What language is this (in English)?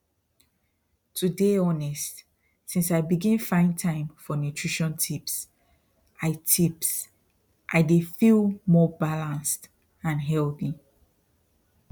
Nigerian Pidgin